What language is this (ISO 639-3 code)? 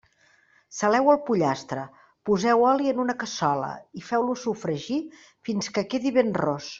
cat